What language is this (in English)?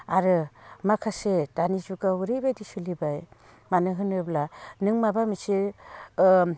Bodo